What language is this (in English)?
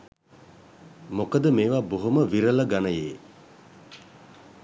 Sinhala